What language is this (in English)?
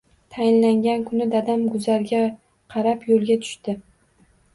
Uzbek